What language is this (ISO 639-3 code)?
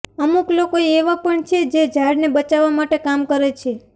guj